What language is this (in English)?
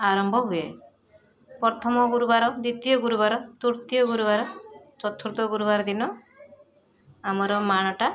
Odia